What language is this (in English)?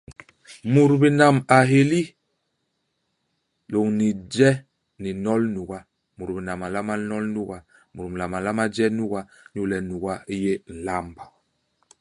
Basaa